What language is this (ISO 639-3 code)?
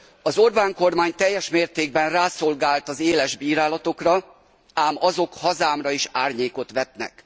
hun